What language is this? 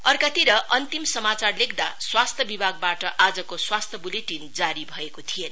Nepali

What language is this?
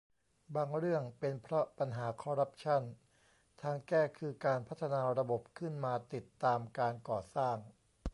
Thai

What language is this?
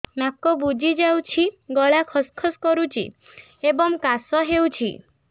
Odia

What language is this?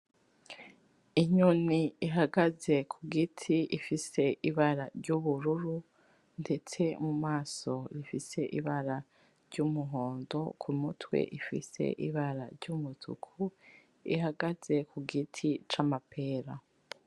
Rundi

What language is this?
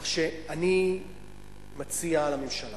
Hebrew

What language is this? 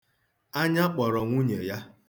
Igbo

